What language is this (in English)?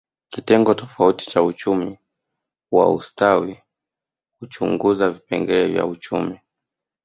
Swahili